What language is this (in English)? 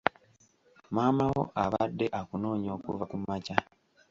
Ganda